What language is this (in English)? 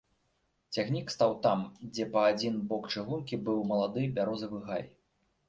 Belarusian